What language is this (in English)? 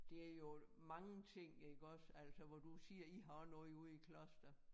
Danish